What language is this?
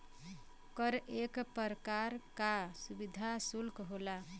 Bhojpuri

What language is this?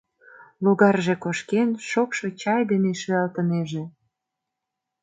Mari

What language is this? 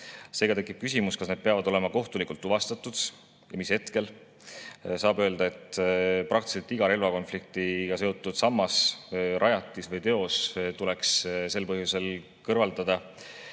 Estonian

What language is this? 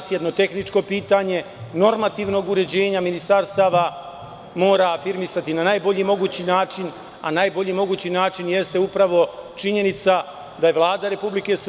Serbian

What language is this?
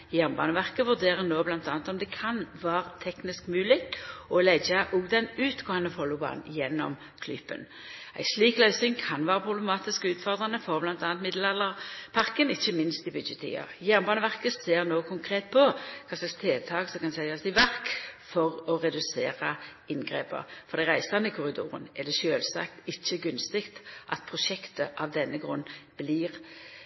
Norwegian Nynorsk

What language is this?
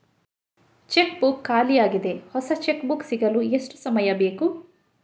Kannada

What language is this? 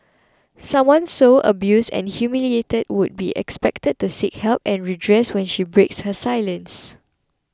English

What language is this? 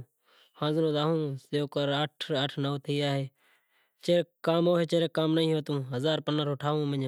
Kachi Koli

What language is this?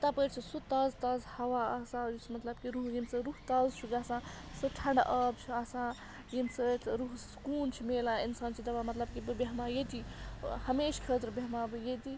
Kashmiri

